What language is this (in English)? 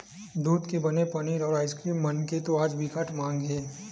Chhattisgarhi